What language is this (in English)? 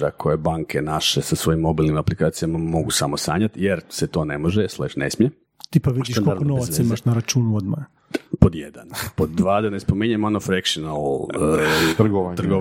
Croatian